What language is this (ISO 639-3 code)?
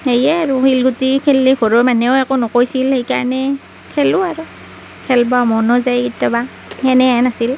asm